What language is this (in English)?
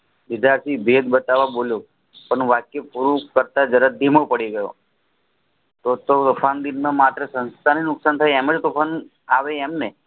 Gujarati